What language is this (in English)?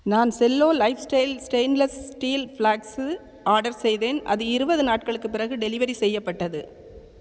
Tamil